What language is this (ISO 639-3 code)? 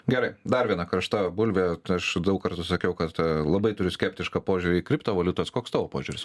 lit